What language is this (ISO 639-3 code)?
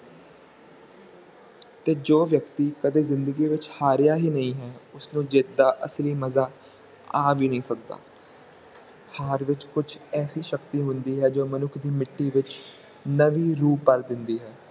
pan